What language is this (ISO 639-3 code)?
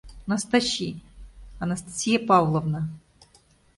chm